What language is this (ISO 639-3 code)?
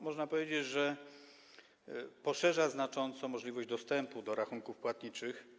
pol